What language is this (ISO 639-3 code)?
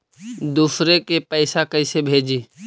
mag